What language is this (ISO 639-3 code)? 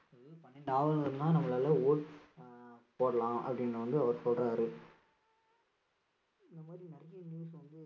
tam